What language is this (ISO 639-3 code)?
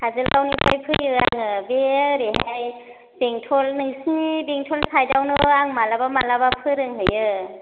brx